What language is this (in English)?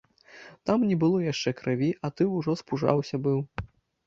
Belarusian